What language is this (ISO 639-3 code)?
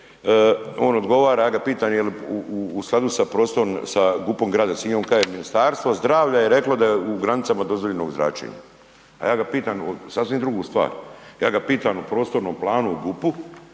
hrv